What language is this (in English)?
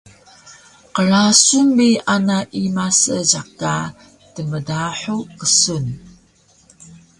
Taroko